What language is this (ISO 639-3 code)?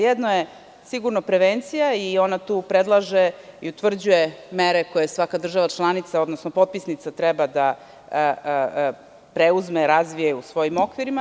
srp